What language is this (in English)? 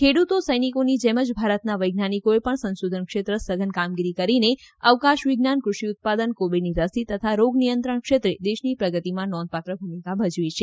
Gujarati